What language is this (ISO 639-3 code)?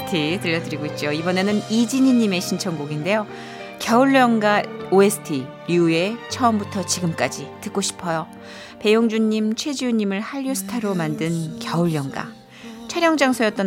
kor